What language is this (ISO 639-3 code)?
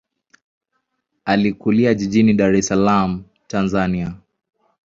swa